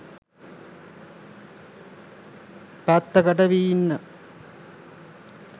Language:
Sinhala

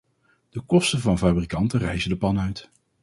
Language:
Dutch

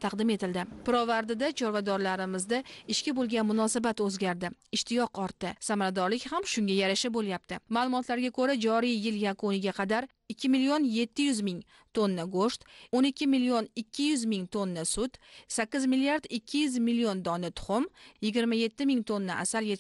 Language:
Turkish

